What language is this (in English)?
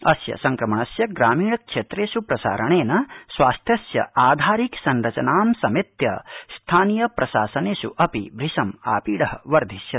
Sanskrit